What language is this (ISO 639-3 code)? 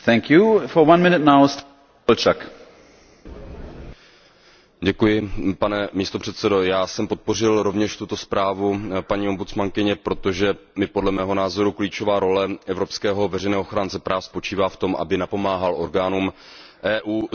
ces